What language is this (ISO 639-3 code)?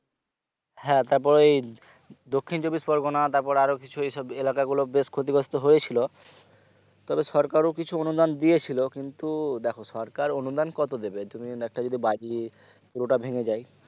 ben